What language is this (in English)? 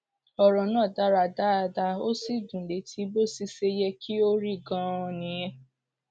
Yoruba